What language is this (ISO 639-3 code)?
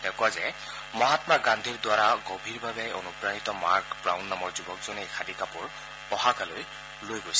asm